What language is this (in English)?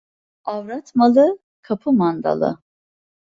Turkish